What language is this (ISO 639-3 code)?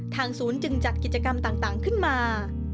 tha